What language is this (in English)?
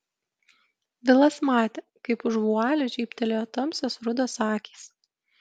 Lithuanian